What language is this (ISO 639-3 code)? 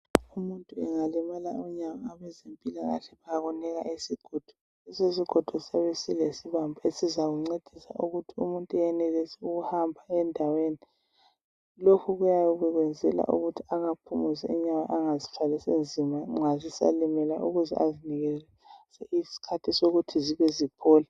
nde